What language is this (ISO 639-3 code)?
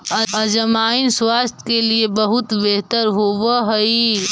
mag